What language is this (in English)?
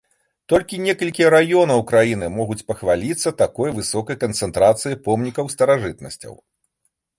Belarusian